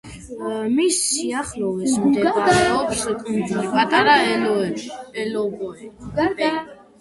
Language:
Georgian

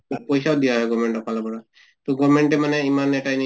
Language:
Assamese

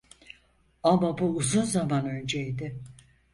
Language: Turkish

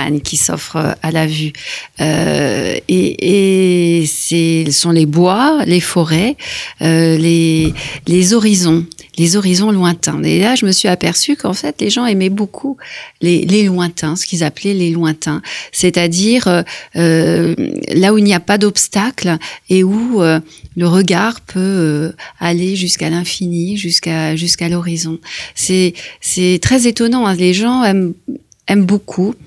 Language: French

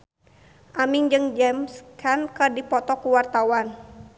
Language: Sundanese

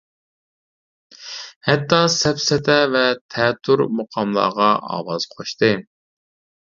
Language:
Uyghur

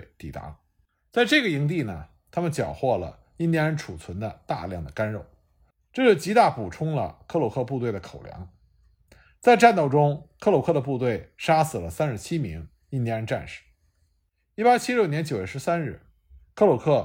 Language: Chinese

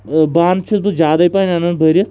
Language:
Kashmiri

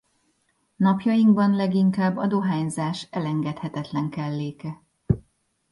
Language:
Hungarian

